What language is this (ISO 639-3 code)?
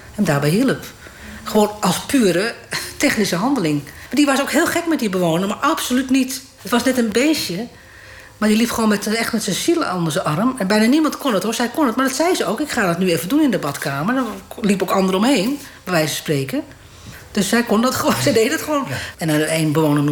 nld